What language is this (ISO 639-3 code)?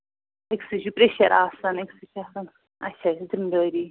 kas